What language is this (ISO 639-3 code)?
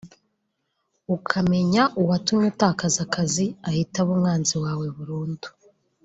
kin